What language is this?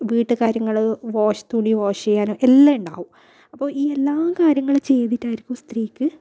Malayalam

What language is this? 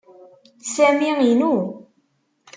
Kabyle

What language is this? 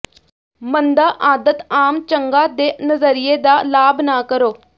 Punjabi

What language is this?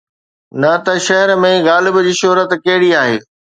Sindhi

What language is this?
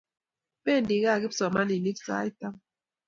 Kalenjin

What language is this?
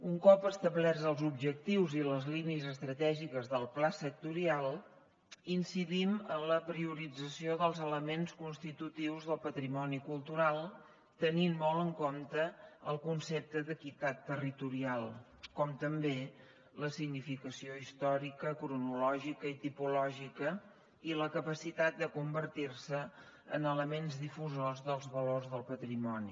Catalan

